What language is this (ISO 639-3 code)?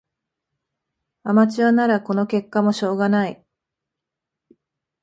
jpn